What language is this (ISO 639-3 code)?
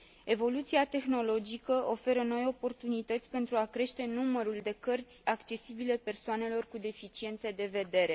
ron